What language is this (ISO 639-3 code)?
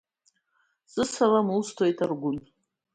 abk